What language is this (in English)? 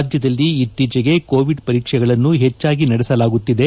Kannada